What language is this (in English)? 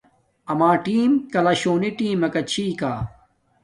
Domaaki